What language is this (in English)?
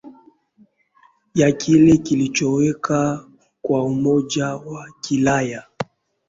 Swahili